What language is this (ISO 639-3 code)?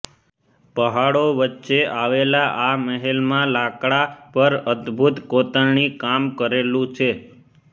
guj